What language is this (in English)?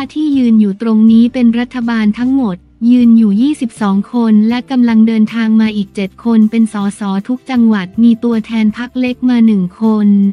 Thai